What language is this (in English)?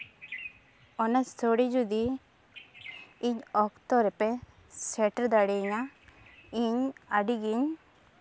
Santali